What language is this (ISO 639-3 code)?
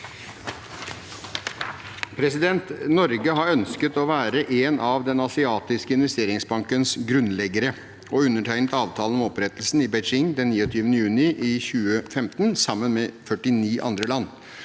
nor